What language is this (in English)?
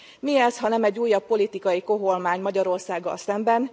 Hungarian